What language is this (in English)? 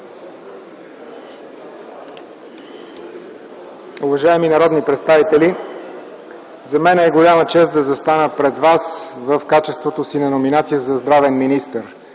Bulgarian